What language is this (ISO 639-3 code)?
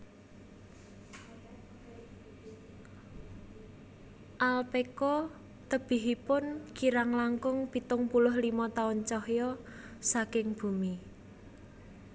jav